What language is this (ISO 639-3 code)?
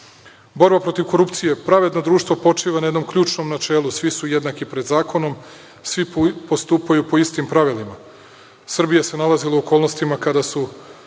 srp